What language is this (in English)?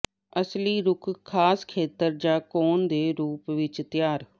Punjabi